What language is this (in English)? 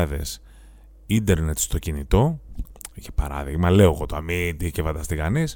Greek